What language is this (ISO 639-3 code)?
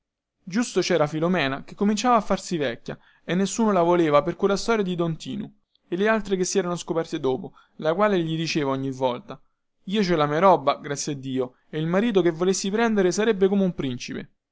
ita